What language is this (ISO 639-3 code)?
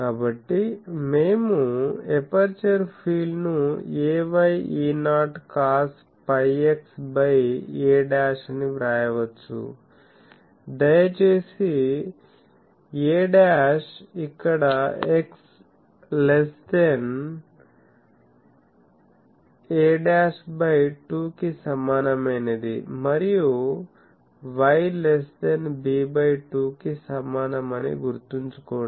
tel